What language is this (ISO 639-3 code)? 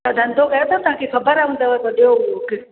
snd